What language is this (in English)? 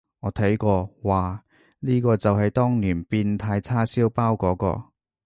Cantonese